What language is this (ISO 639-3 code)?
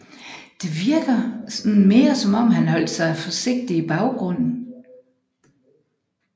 dan